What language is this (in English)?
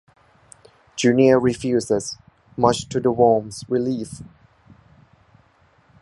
English